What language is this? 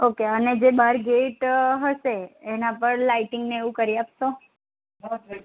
Gujarati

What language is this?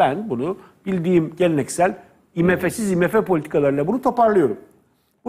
Turkish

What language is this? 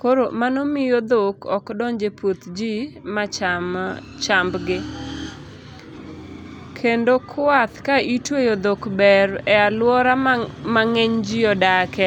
Luo (Kenya and Tanzania)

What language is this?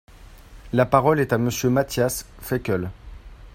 French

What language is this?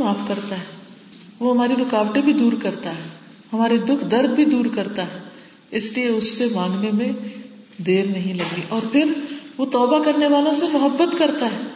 Urdu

